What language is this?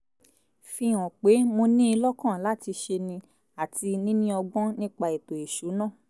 Yoruba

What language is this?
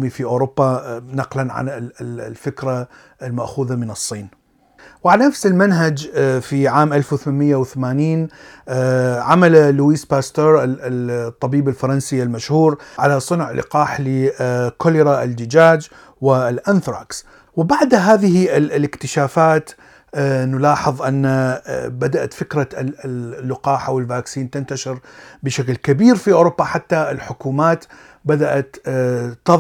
Arabic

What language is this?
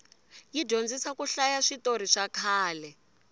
Tsonga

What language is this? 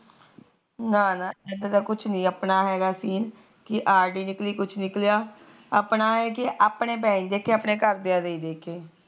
Punjabi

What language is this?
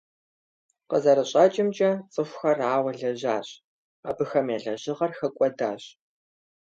Kabardian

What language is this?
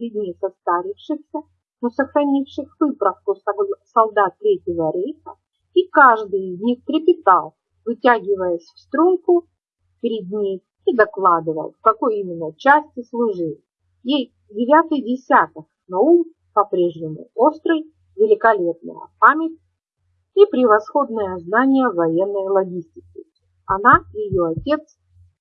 Russian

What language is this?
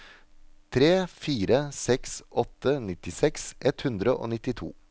Norwegian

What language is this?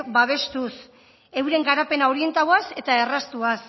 Basque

